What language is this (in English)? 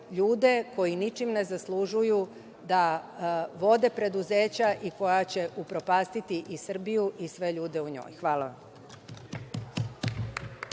Serbian